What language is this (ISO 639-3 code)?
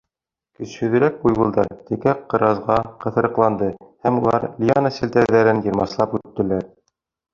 bak